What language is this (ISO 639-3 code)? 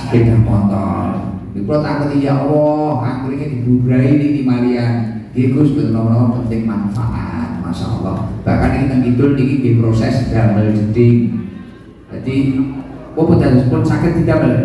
ind